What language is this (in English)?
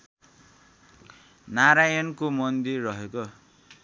Nepali